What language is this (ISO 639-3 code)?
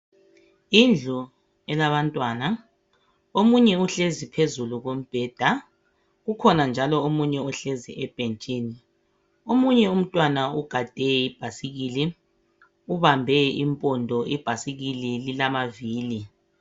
nde